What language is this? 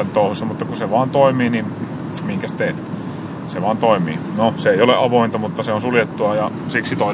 Finnish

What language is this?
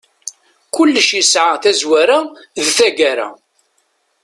Kabyle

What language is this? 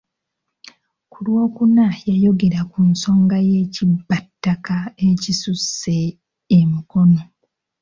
Ganda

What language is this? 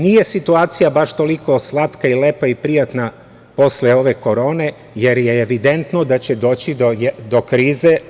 Serbian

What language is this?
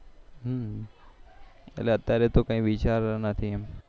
Gujarati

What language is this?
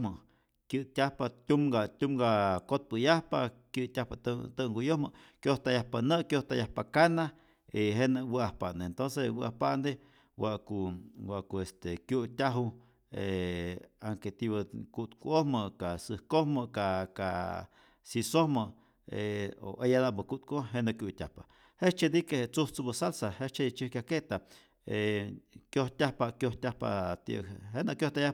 Rayón Zoque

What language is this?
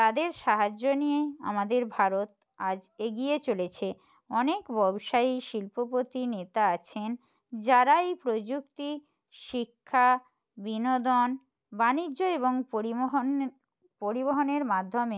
Bangla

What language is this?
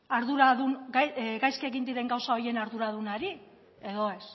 Basque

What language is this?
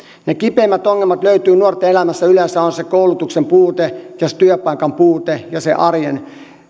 Finnish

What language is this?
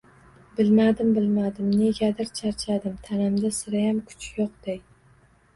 Uzbek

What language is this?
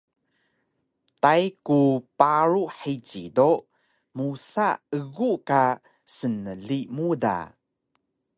Taroko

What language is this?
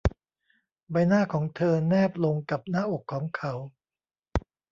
Thai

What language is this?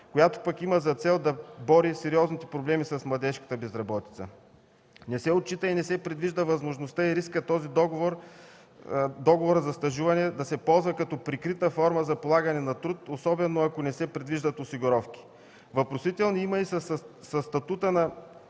Bulgarian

